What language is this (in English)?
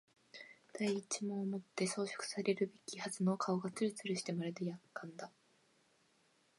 Japanese